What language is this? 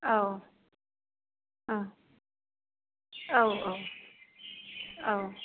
Bodo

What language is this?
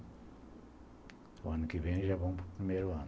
Portuguese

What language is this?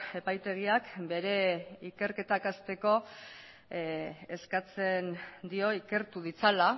Basque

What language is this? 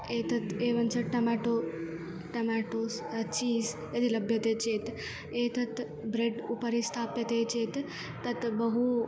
Sanskrit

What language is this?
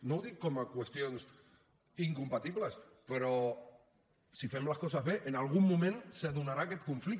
Catalan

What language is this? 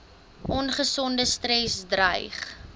Afrikaans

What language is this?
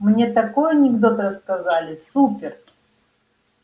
Russian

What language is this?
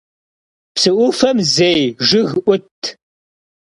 Kabardian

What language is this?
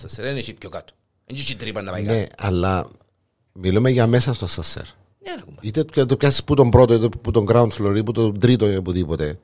Greek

